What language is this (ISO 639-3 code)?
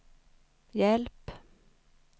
swe